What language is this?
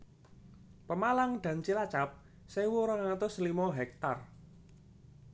Javanese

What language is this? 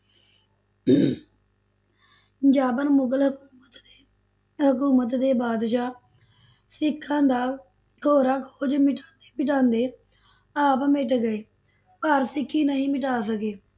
Punjabi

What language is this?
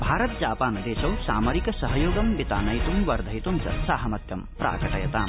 Sanskrit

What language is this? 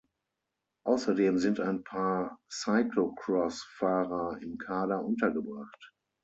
German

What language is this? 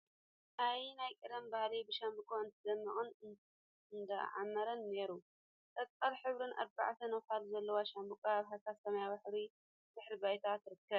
Tigrinya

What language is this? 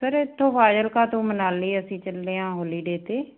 Punjabi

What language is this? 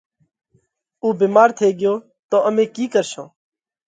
Parkari Koli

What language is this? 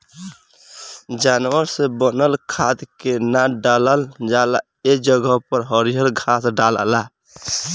Bhojpuri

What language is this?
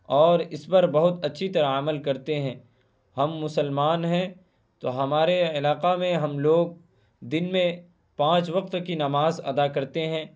Urdu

